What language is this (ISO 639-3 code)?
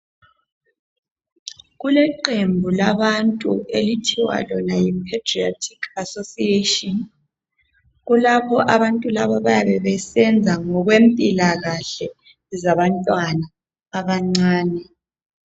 nde